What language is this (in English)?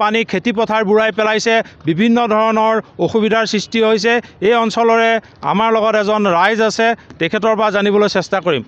Bangla